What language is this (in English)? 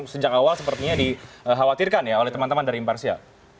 Indonesian